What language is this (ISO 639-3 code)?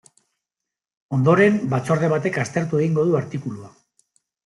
eus